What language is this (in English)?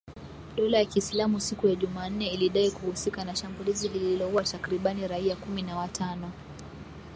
Swahili